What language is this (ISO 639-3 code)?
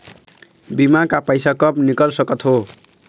hne